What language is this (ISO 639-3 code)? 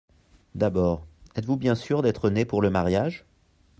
fra